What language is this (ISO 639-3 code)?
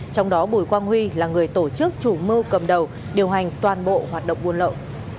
vie